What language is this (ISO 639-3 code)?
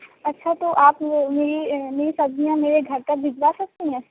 urd